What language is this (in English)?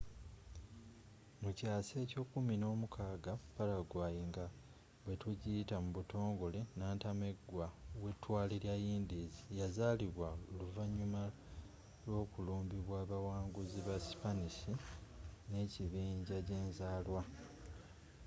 Ganda